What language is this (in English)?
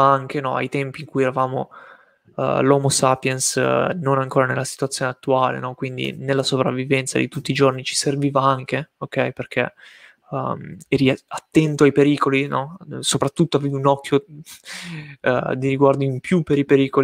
Italian